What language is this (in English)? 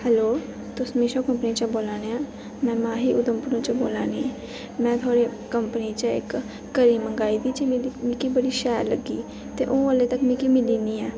Dogri